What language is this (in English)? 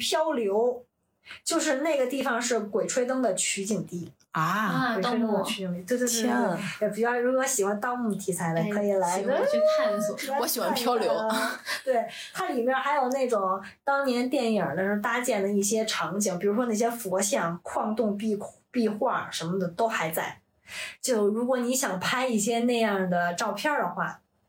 Chinese